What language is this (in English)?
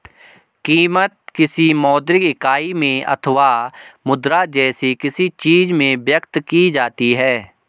Hindi